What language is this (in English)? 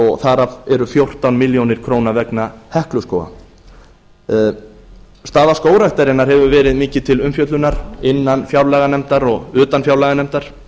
Icelandic